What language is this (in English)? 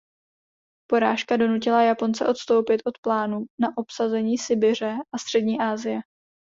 Czech